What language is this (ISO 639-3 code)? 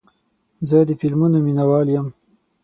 pus